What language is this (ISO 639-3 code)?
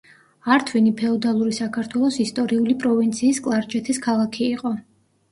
kat